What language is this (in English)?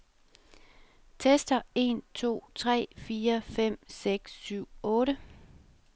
Danish